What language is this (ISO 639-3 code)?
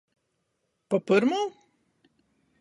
ltg